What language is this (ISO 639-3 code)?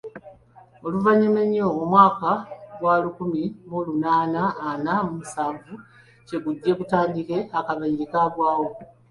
lug